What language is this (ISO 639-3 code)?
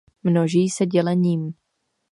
ces